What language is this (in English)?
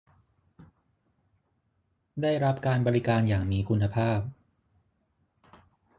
Thai